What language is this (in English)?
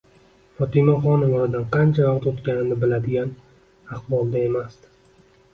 Uzbek